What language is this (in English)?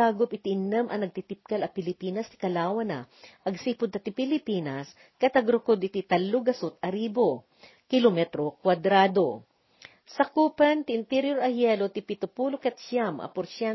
Filipino